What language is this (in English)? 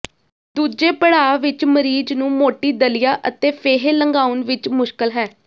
Punjabi